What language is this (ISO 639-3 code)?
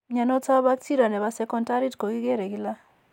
kln